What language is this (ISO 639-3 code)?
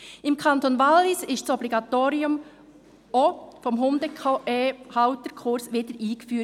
gsw